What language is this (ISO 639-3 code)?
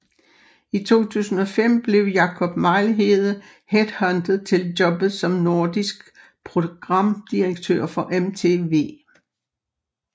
dan